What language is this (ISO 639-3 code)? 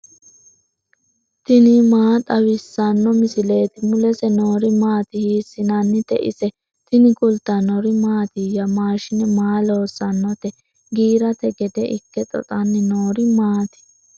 sid